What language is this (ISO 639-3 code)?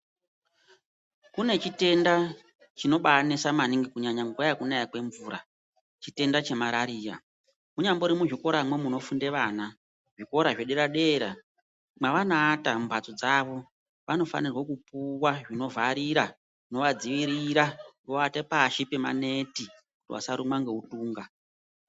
ndc